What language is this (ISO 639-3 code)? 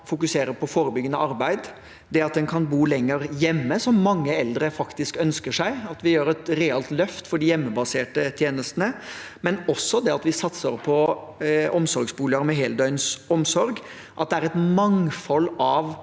nor